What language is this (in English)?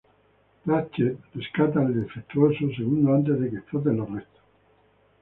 Spanish